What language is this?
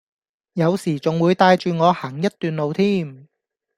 Cantonese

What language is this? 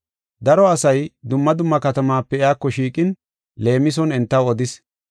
Gofa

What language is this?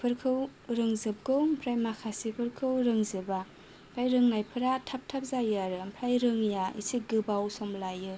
Bodo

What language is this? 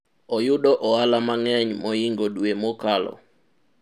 Luo (Kenya and Tanzania)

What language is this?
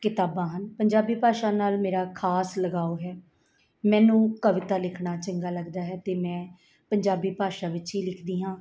Punjabi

